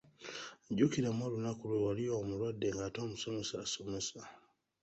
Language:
Ganda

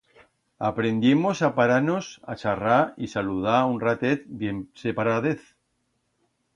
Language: Aragonese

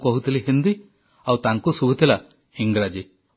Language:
Odia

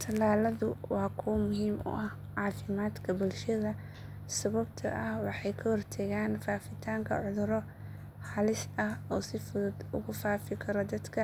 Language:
Somali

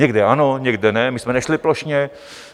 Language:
Czech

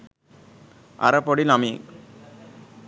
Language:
Sinhala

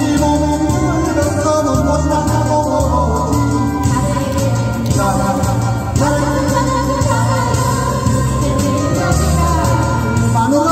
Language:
Korean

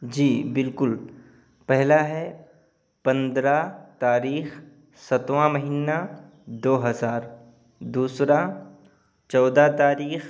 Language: Urdu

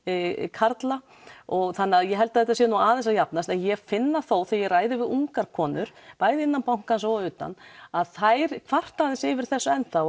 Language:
Icelandic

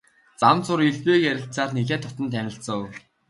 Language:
Mongolian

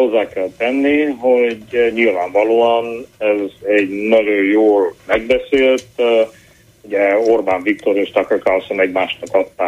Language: Hungarian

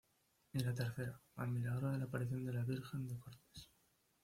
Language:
Spanish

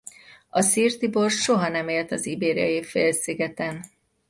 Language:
Hungarian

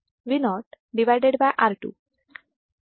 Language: Marathi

